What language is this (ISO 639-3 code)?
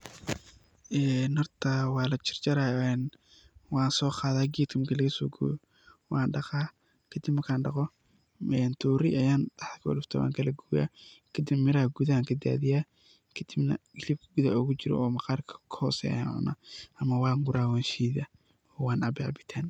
som